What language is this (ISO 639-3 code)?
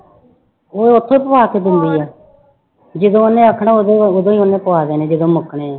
pan